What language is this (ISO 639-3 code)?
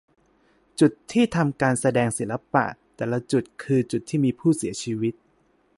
tha